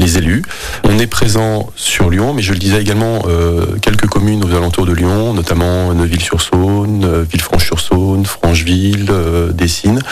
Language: French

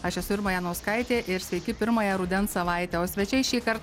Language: Lithuanian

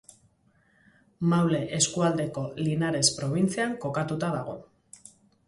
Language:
Basque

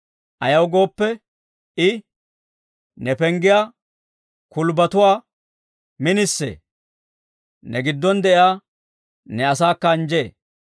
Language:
Dawro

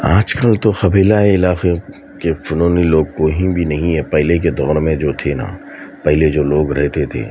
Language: Urdu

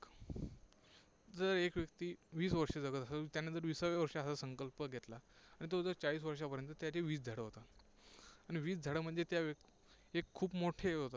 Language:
Marathi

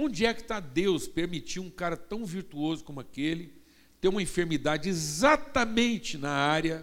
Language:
Portuguese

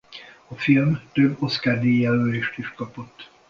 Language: Hungarian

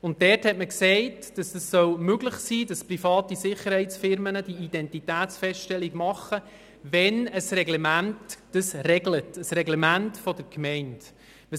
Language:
Swiss German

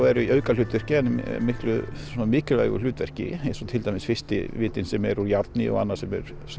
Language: Icelandic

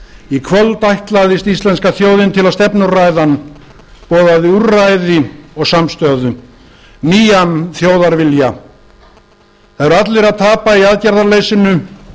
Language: Icelandic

